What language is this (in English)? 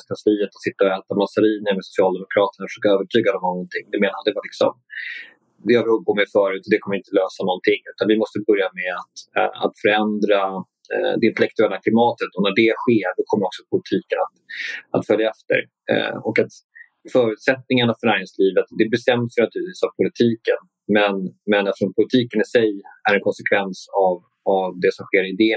Swedish